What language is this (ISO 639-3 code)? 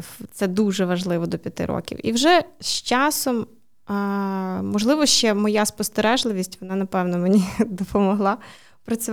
ukr